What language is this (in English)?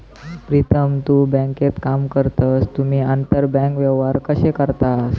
Marathi